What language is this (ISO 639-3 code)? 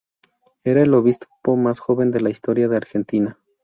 spa